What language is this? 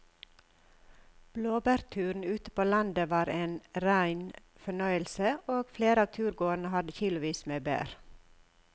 Norwegian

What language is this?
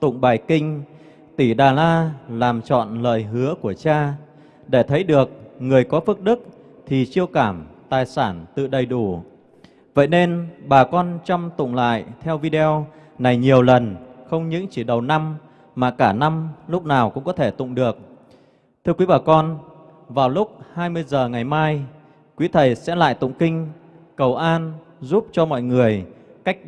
Vietnamese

